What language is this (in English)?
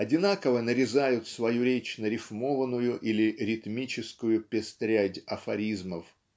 Russian